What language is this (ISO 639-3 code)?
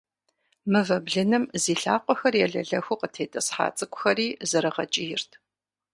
kbd